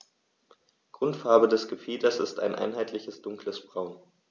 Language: German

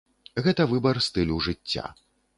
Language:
Belarusian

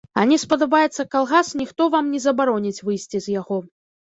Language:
Belarusian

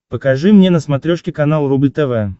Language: Russian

